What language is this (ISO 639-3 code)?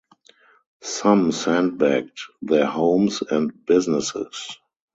eng